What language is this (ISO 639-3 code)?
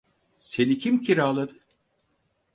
tur